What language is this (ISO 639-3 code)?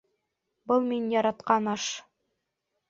bak